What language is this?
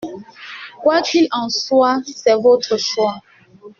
French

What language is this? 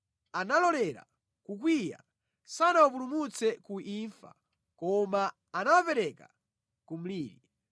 Nyanja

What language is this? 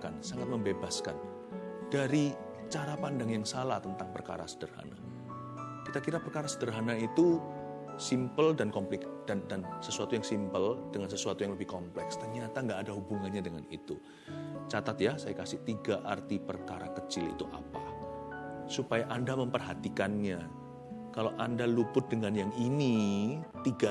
Indonesian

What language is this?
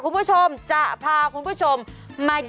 Thai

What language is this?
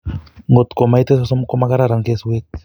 Kalenjin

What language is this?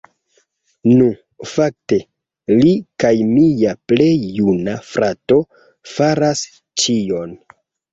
Esperanto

